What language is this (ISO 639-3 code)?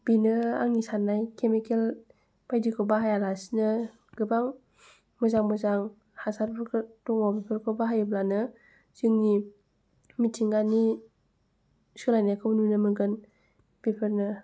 brx